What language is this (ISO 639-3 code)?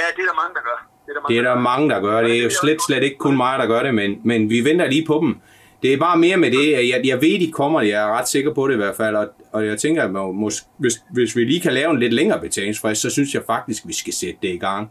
dan